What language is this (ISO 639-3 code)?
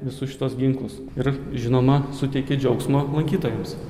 lit